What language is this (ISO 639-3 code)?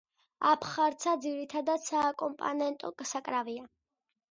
kat